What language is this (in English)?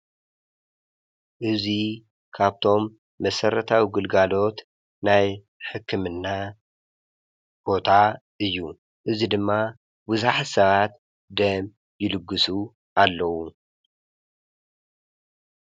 Tigrinya